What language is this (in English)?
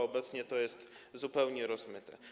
Polish